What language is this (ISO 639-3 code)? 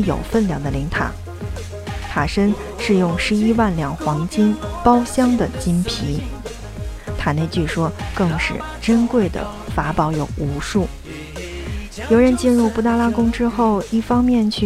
zho